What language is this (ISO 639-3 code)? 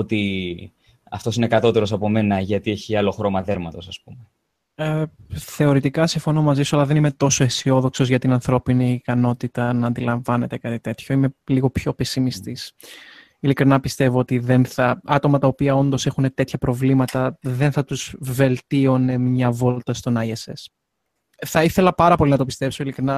ell